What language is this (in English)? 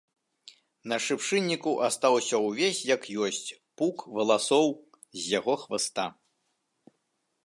Belarusian